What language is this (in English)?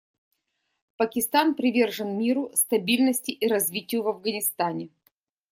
Russian